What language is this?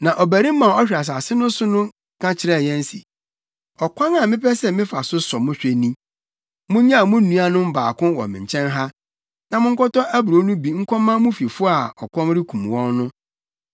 Akan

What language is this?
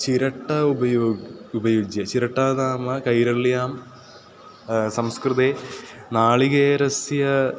Sanskrit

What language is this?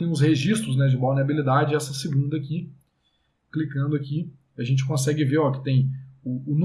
Portuguese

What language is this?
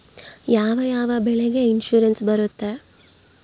Kannada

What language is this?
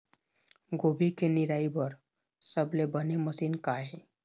Chhattisgarhi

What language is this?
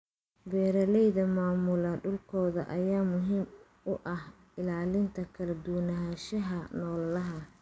Somali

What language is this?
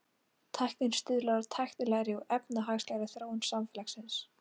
Icelandic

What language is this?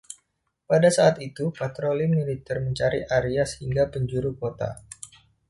Indonesian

